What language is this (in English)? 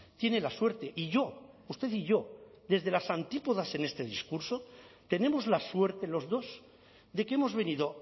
Spanish